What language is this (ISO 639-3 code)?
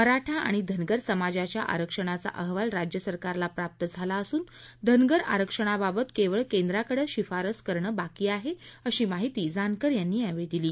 mar